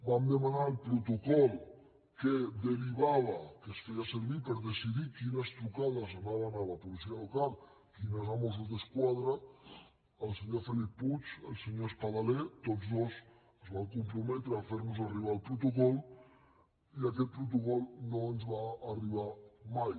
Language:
Catalan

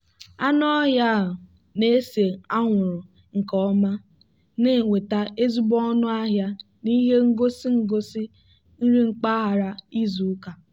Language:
Igbo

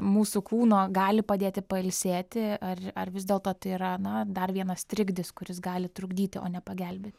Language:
Lithuanian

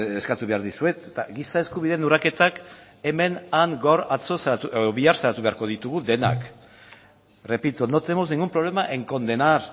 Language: Basque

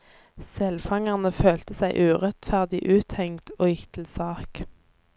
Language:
Norwegian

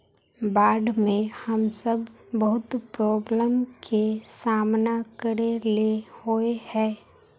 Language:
Magahi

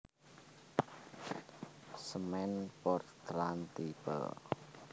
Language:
Javanese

